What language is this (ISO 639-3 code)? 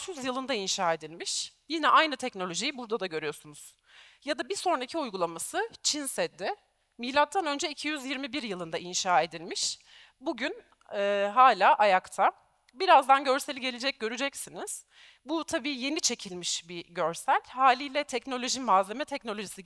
tur